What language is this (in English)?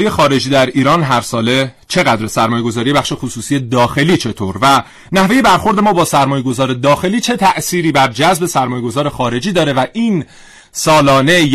Persian